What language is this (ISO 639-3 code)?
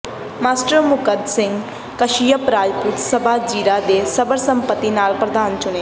pan